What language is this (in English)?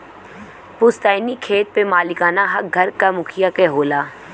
Bhojpuri